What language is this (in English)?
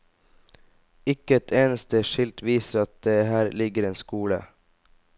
Norwegian